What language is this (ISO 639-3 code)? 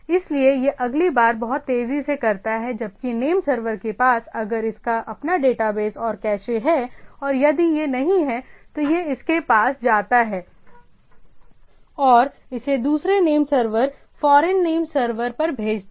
hin